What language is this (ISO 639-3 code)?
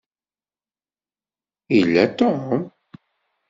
kab